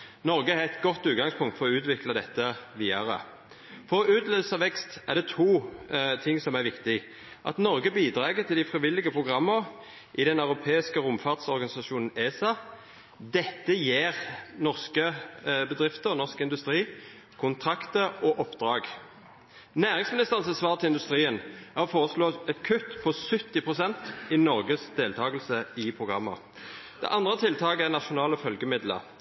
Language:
Norwegian Nynorsk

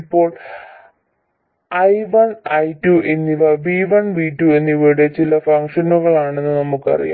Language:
Malayalam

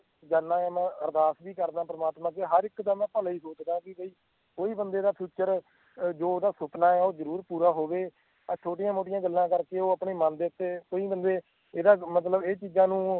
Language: Punjabi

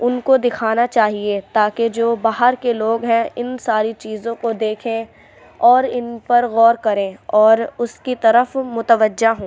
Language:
Urdu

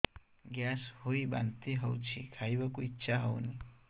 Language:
Odia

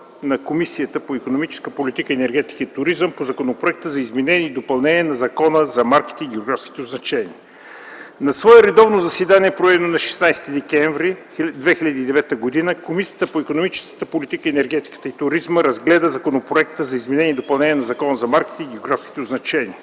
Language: Bulgarian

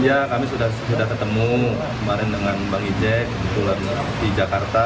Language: Indonesian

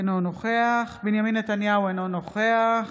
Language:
Hebrew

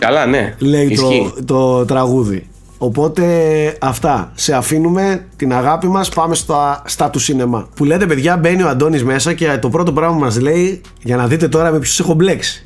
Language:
Greek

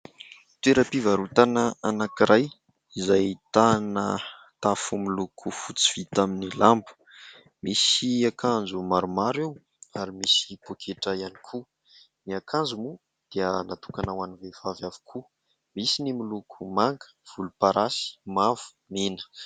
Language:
Malagasy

